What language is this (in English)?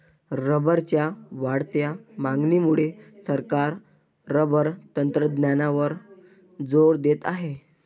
Marathi